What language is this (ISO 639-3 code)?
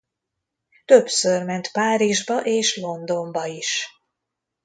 hun